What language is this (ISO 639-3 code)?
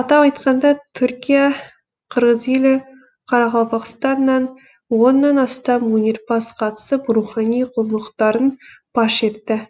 kaz